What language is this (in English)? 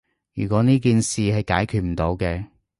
Cantonese